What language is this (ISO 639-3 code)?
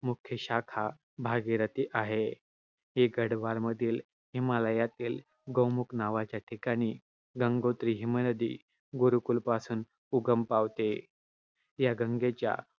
mar